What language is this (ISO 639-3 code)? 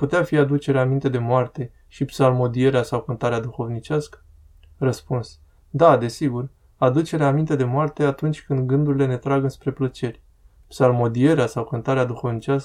ron